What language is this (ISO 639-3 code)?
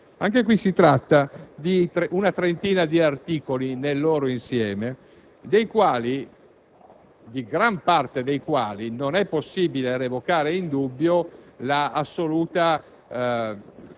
ita